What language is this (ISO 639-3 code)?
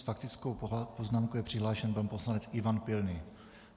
ces